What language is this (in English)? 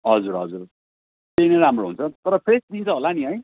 Nepali